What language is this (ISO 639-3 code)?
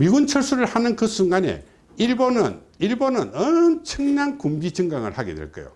kor